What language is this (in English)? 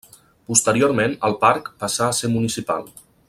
Catalan